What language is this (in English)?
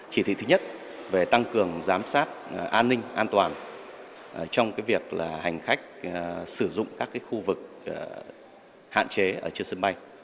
Vietnamese